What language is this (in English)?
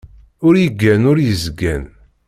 Kabyle